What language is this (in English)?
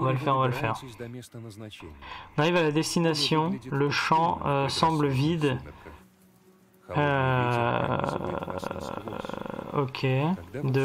French